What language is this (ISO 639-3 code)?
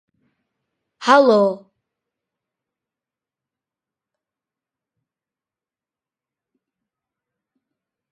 fry